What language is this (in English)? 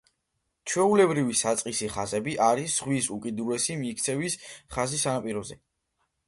Georgian